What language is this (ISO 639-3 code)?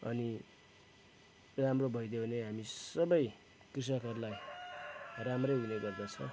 nep